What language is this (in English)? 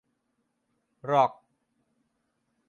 Thai